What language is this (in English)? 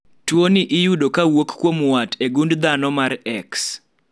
Luo (Kenya and Tanzania)